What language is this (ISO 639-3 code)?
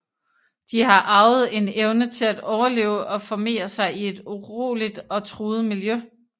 dan